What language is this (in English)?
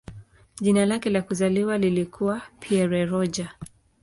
Swahili